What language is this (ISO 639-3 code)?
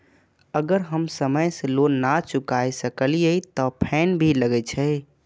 mai